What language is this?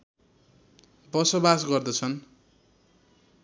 Nepali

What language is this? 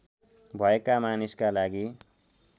Nepali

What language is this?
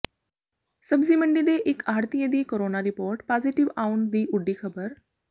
Punjabi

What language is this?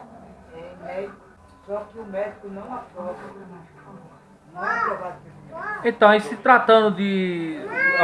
Portuguese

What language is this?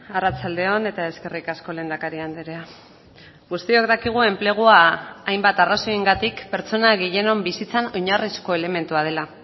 Basque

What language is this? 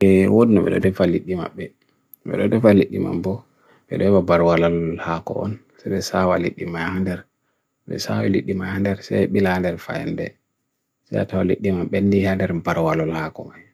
Bagirmi Fulfulde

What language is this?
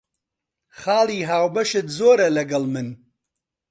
Central Kurdish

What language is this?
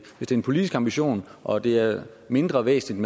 Danish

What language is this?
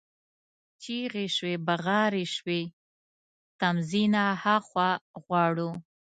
Pashto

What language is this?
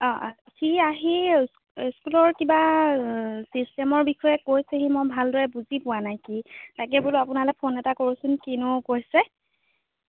Assamese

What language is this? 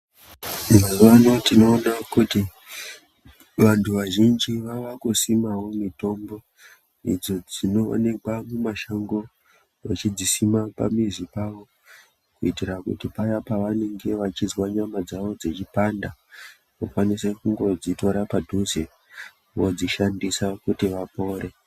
Ndau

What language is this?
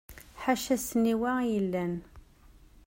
Kabyle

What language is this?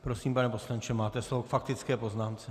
Czech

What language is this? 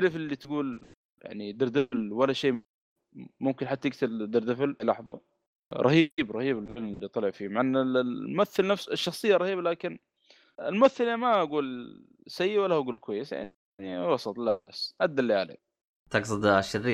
Arabic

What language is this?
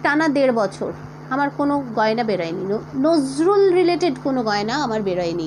Bangla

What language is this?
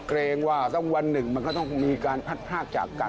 Thai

